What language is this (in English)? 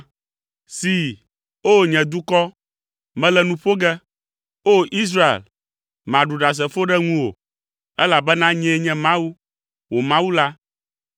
Ewe